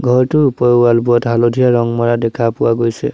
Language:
Assamese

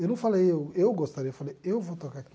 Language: Portuguese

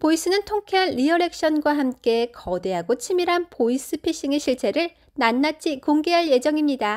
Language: Korean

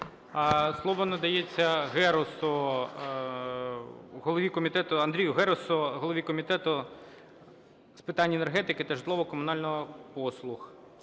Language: Ukrainian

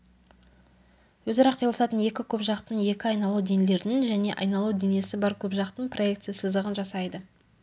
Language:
Kazakh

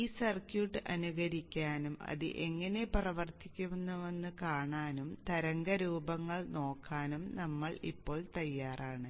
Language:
Malayalam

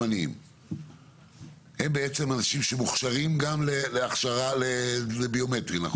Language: Hebrew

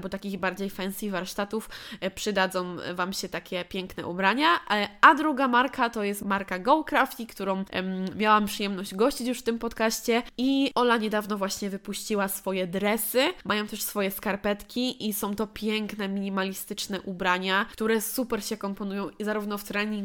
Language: Polish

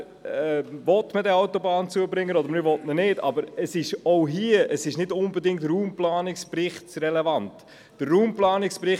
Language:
Swiss German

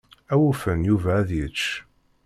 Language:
Kabyle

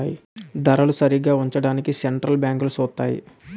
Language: Telugu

